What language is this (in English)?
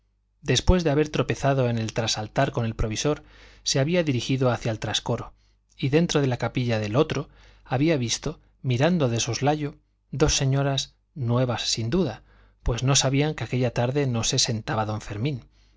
Spanish